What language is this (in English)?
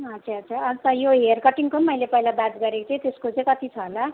Nepali